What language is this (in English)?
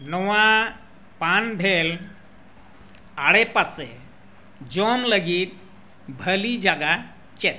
Santali